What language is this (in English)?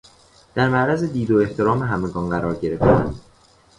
Persian